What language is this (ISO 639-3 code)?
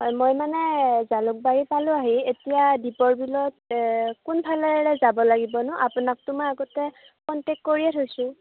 asm